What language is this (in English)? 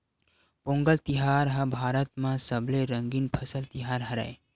Chhattisgarhi